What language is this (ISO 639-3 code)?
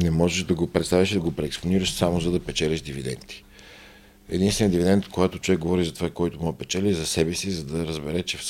bul